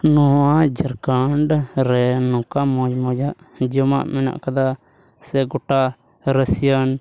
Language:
Santali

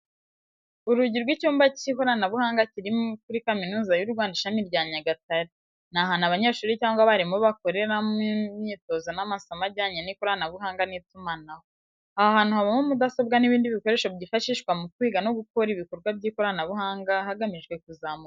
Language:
Kinyarwanda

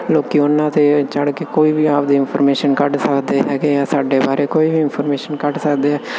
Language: Punjabi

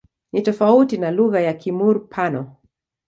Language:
Swahili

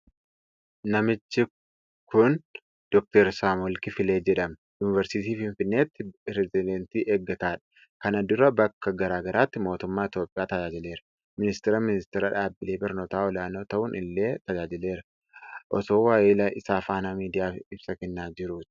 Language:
Oromo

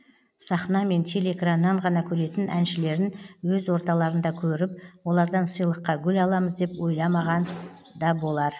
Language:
Kazakh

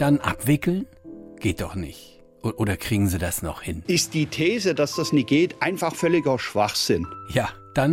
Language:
German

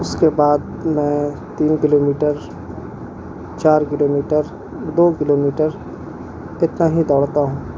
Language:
Urdu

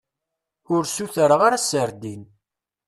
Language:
Kabyle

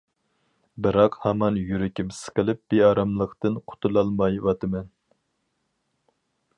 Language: Uyghur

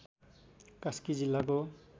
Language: Nepali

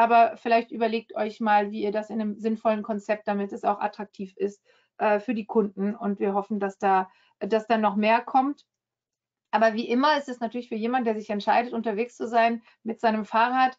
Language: German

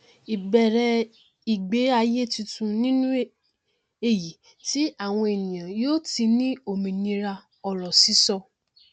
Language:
Yoruba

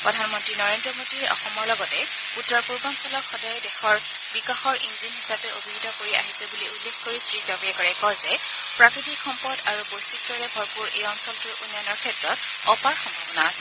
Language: Assamese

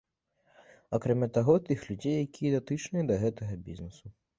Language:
Belarusian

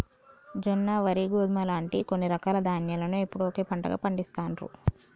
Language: Telugu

